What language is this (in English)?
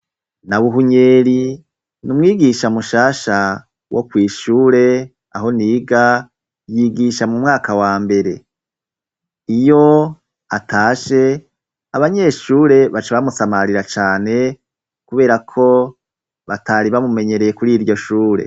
Rundi